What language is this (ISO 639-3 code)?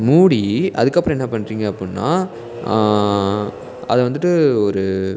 tam